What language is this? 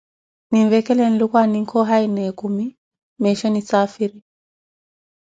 Koti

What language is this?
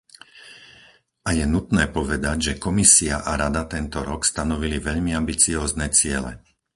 Slovak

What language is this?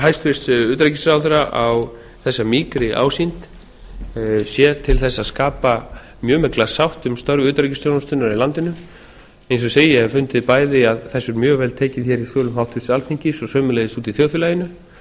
Icelandic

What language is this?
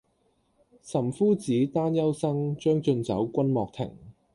Cantonese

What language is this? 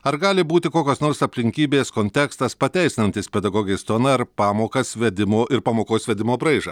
Lithuanian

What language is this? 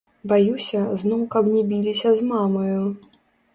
Belarusian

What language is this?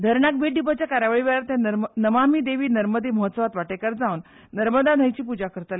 Konkani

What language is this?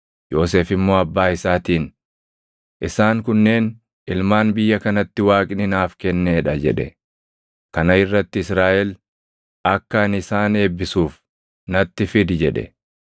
Oromo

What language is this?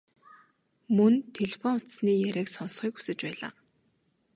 Mongolian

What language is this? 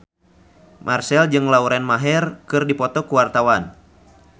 Sundanese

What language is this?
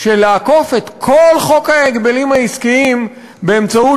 Hebrew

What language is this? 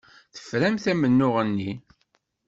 Kabyle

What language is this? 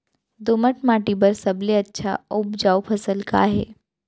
Chhattisgarhi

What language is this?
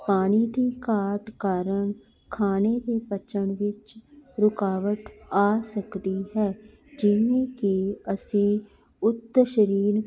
Punjabi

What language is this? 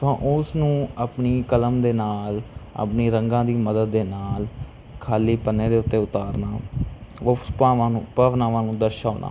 Punjabi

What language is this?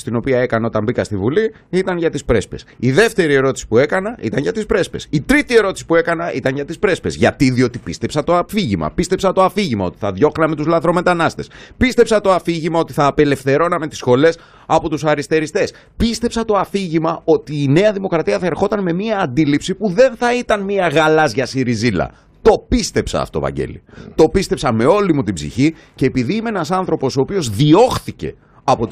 Greek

